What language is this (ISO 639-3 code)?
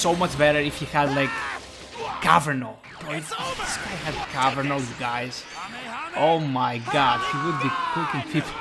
eng